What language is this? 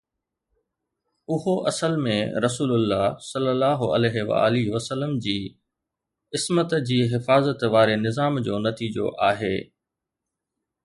Sindhi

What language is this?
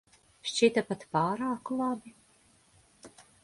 Latvian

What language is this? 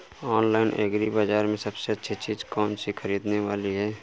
Hindi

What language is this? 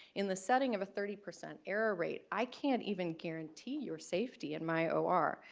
English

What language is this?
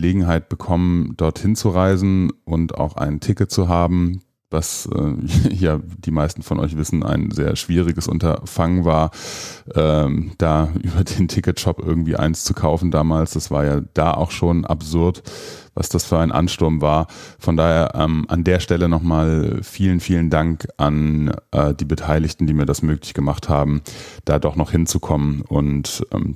German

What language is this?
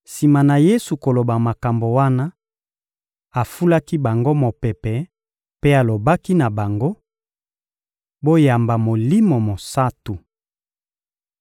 Lingala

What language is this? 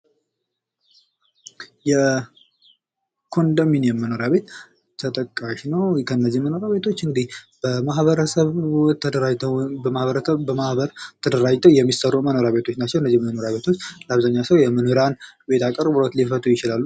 Amharic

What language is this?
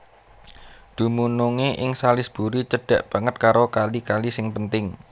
Javanese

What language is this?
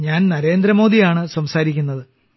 Malayalam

